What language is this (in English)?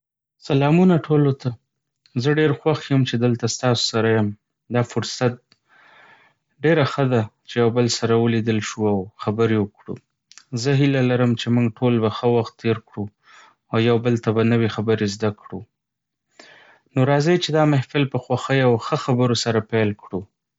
Pashto